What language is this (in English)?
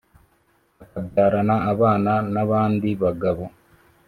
Kinyarwanda